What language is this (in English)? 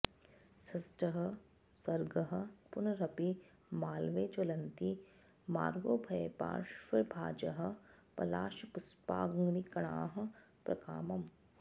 Sanskrit